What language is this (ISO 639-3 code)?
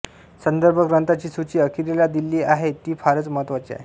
mar